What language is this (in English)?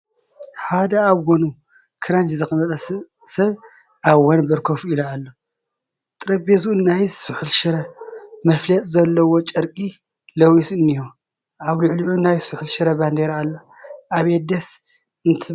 Tigrinya